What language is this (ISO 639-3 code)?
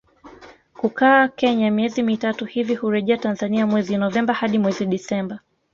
swa